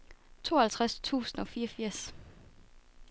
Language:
Danish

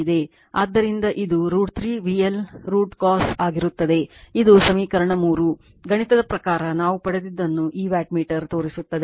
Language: Kannada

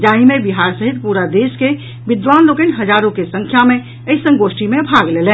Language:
Maithili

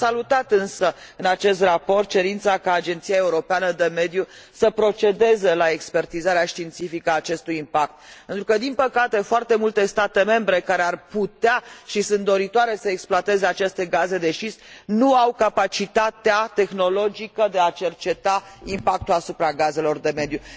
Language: Romanian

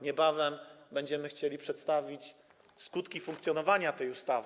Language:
Polish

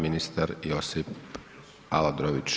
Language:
Croatian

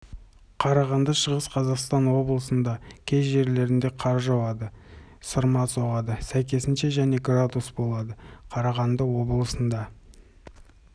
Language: Kazakh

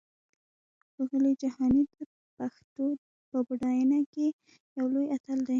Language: Pashto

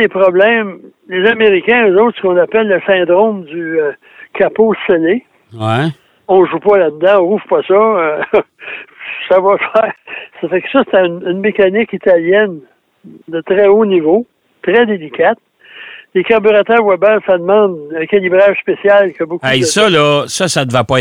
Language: French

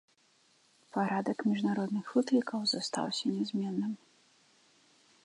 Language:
Belarusian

